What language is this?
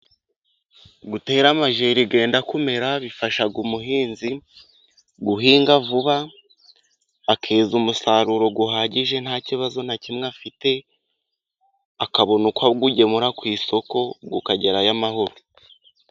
Kinyarwanda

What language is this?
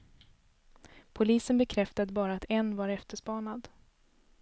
Swedish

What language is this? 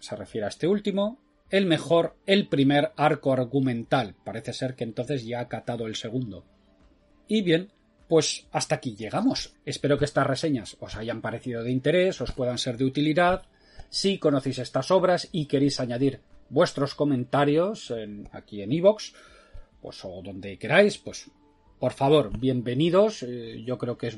Spanish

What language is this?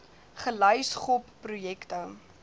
Afrikaans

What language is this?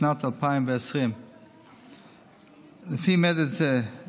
Hebrew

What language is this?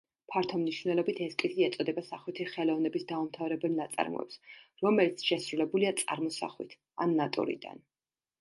Georgian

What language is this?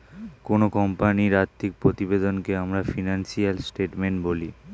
Bangla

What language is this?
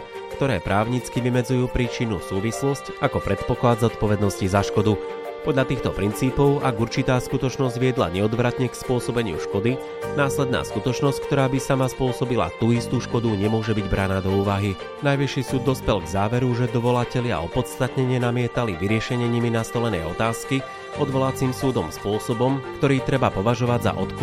Slovak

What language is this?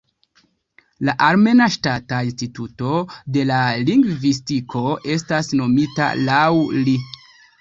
Esperanto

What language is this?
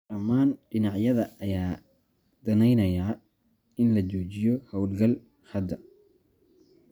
Somali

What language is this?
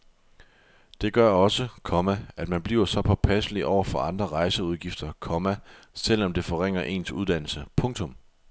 Danish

